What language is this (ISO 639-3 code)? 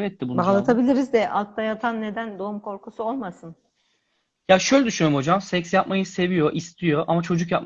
tur